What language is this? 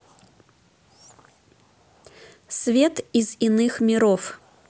Russian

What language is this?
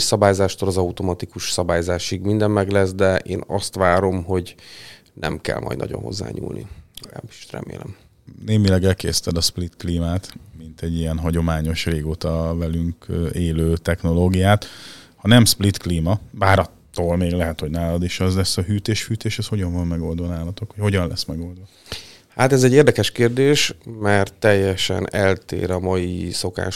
Hungarian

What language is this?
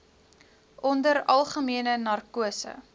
Afrikaans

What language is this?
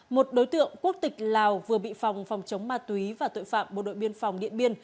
Vietnamese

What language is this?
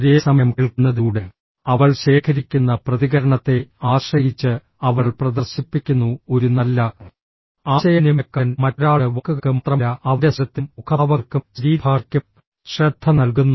Malayalam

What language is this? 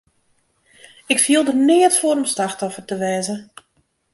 Western Frisian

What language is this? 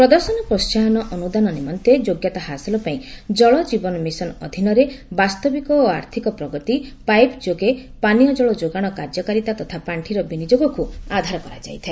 Odia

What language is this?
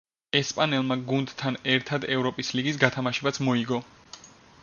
Georgian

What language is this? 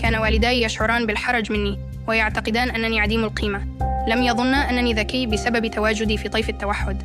Arabic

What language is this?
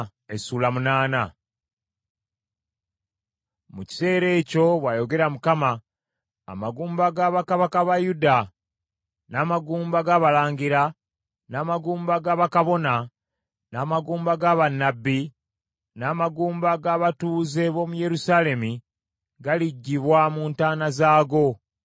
Ganda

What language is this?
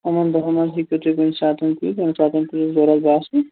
Kashmiri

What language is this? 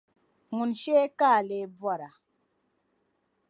Dagbani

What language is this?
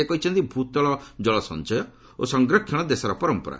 Odia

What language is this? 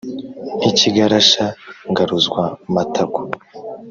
Kinyarwanda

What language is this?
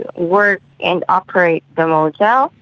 English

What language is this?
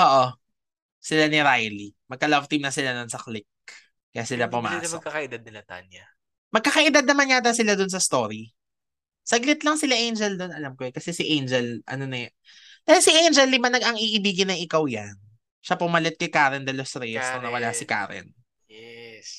Filipino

